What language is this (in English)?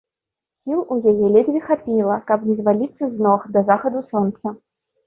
Belarusian